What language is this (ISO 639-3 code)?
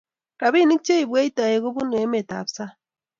kln